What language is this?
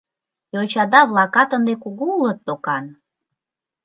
Mari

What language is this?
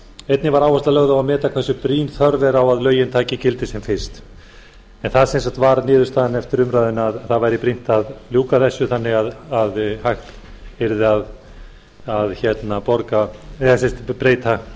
Icelandic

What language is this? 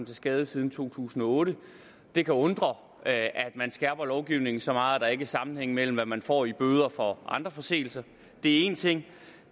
Danish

